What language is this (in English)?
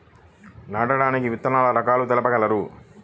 Telugu